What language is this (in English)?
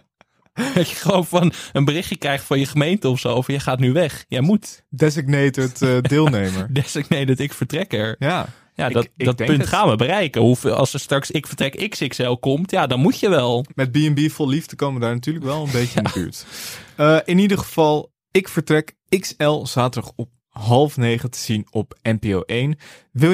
Dutch